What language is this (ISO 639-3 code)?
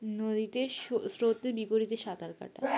ben